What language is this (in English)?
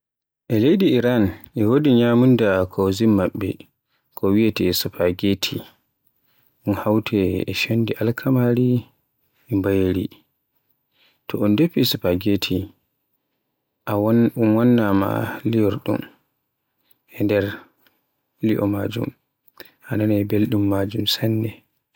Borgu Fulfulde